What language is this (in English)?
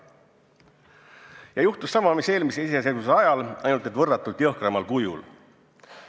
Estonian